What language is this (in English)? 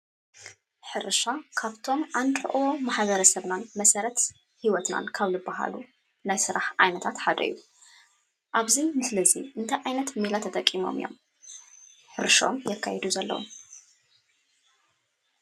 Tigrinya